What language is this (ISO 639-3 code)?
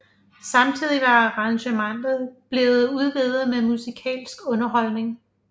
dan